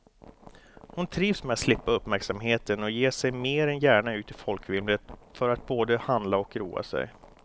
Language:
Swedish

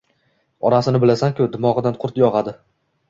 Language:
Uzbek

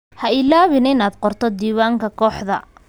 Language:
Somali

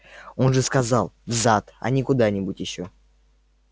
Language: Russian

